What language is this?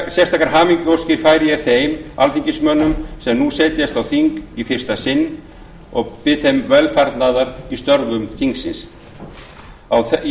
Icelandic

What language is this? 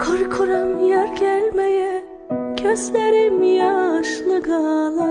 Turkish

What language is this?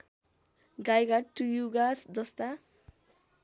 Nepali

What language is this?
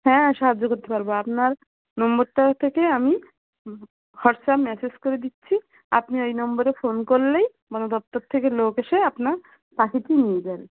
Bangla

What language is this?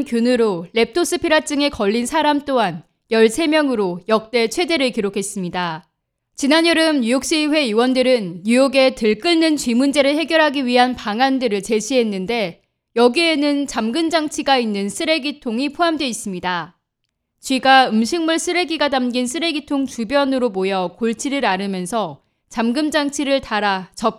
Korean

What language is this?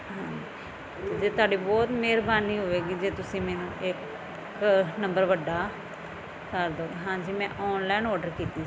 Punjabi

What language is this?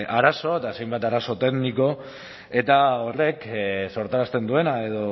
Basque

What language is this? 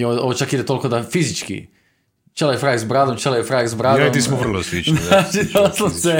Croatian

